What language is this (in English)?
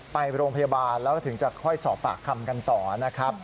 Thai